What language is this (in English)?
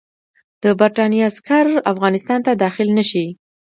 Pashto